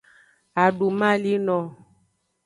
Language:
Aja (Benin)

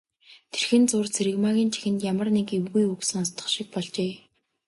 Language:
Mongolian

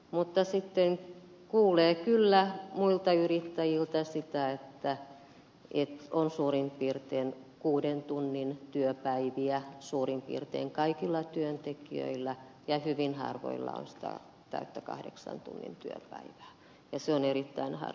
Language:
Finnish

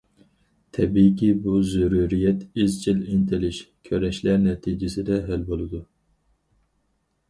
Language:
Uyghur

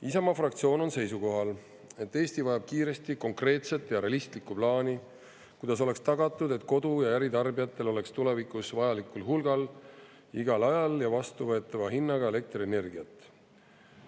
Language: Estonian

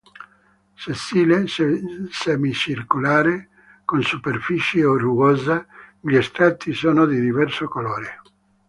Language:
Italian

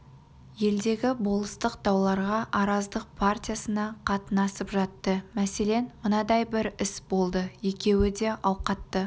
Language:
Kazakh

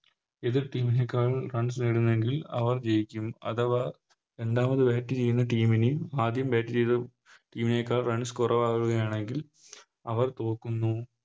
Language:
Malayalam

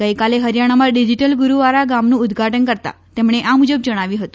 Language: Gujarati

